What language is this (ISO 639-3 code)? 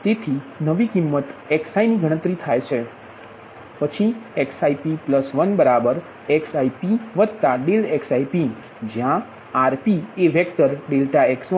guj